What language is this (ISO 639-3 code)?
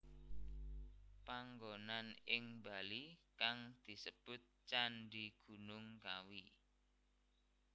jav